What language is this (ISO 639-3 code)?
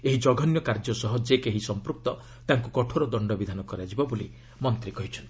ori